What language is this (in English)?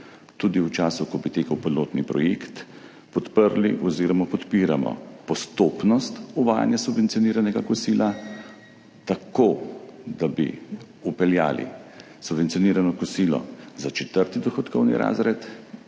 Slovenian